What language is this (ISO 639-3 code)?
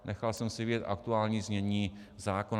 ces